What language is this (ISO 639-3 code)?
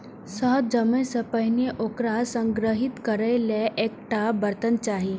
mai